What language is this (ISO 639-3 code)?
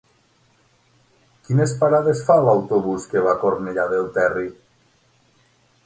cat